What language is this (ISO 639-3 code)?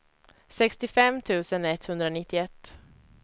swe